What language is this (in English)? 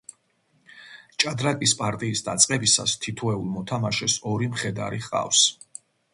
Georgian